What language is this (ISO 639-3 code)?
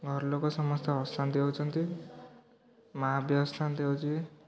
ori